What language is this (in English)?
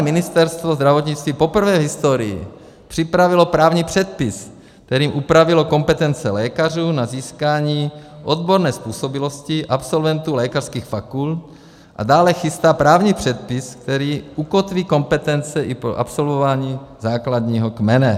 Czech